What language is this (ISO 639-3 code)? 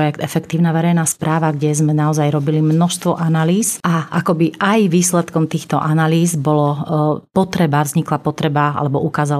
slk